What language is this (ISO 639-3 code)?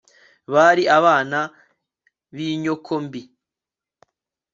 kin